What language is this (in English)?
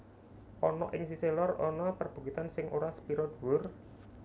Javanese